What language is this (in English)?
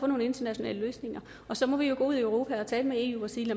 Danish